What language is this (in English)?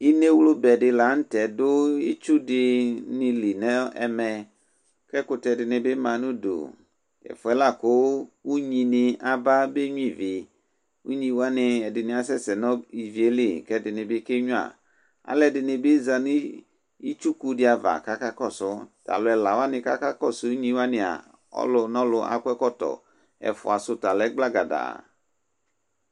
Ikposo